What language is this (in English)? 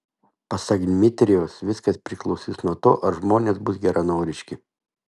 Lithuanian